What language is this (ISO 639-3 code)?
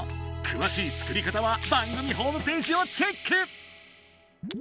jpn